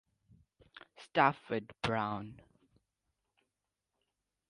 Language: English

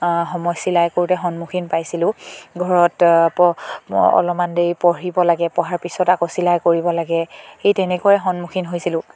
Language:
Assamese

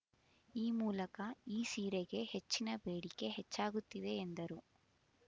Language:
Kannada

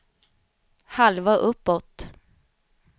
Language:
Swedish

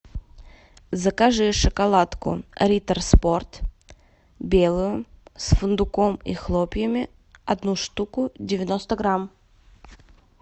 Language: Russian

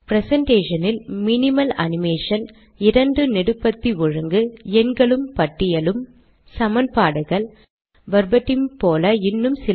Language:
Tamil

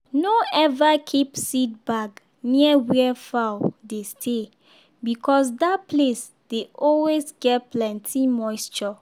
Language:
Nigerian Pidgin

